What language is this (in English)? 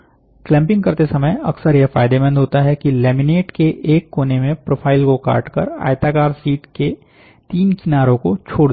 Hindi